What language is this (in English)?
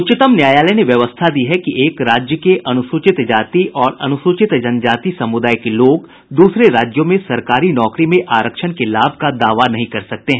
Hindi